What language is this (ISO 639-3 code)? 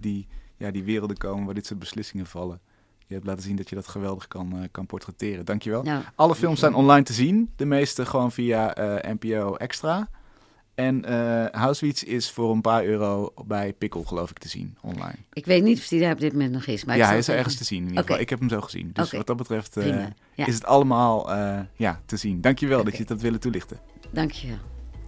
nld